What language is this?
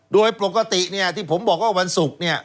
Thai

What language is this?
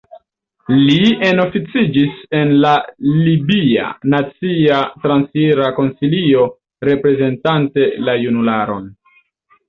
Esperanto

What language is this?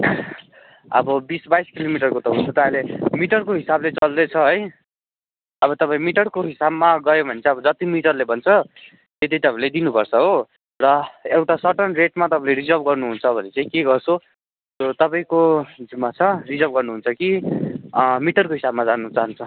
Nepali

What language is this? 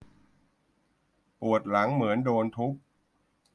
Thai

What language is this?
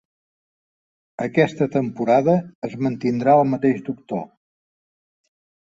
Catalan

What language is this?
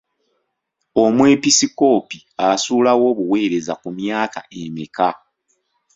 Ganda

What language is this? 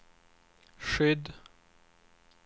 Swedish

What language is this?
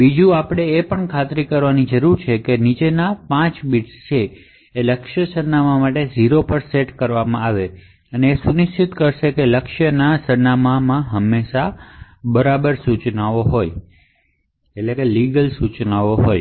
Gujarati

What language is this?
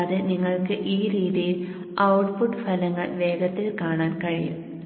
Malayalam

